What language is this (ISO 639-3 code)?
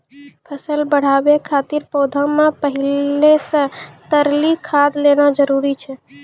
mai